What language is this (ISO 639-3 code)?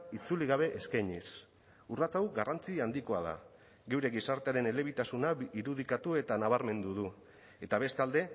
eus